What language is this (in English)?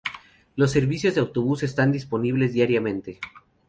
Spanish